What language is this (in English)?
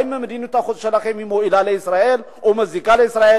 Hebrew